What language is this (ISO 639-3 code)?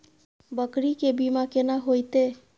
mai